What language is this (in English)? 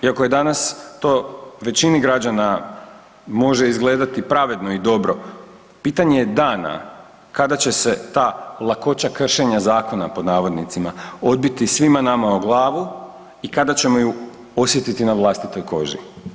Croatian